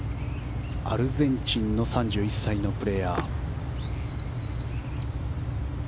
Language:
Japanese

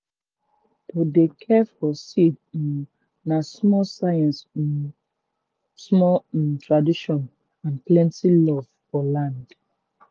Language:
Nigerian Pidgin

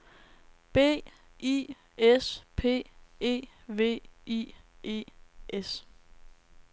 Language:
Danish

